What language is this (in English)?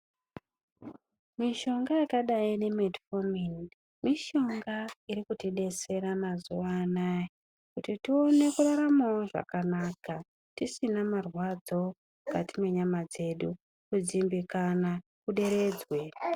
Ndau